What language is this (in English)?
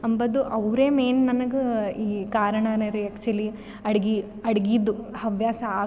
Kannada